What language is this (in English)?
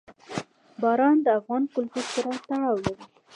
Pashto